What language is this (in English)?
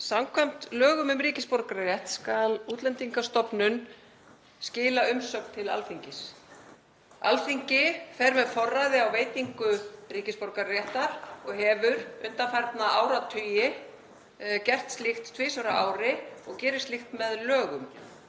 Icelandic